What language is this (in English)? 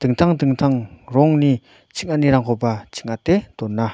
Garo